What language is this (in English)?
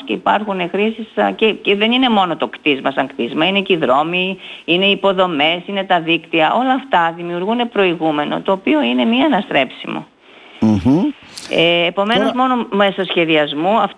Greek